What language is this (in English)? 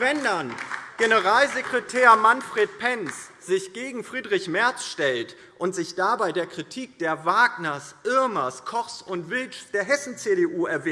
German